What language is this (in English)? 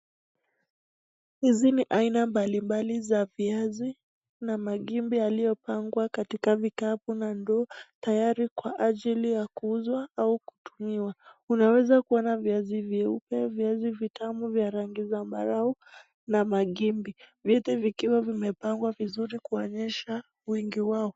Swahili